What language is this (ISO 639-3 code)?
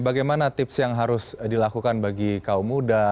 ind